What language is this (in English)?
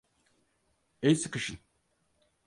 Turkish